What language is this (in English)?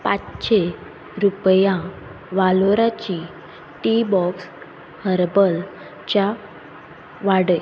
Konkani